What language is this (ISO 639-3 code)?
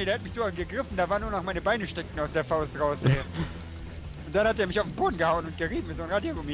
deu